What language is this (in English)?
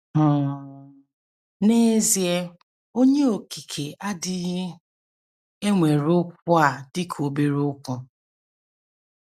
Igbo